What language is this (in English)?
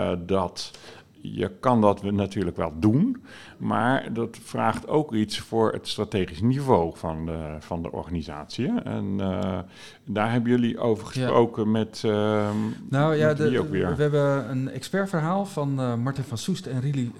Dutch